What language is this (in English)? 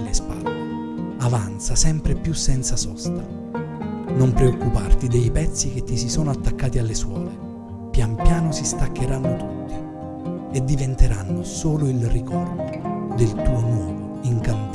Italian